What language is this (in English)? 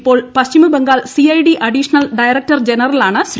Malayalam